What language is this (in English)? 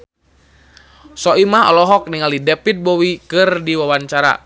Sundanese